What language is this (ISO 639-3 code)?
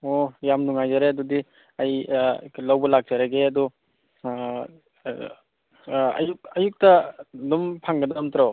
mni